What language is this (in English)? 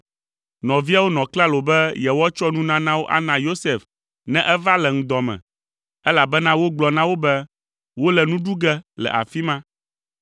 Ewe